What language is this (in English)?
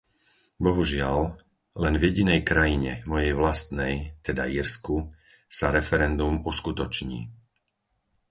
Slovak